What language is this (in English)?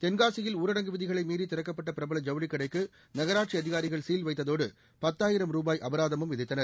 Tamil